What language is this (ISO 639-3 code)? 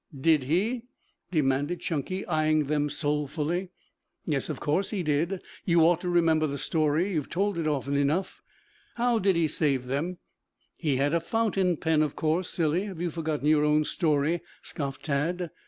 eng